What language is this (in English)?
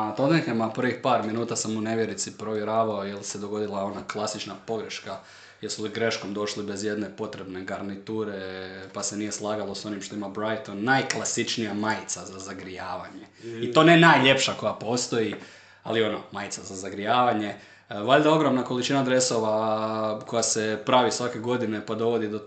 Croatian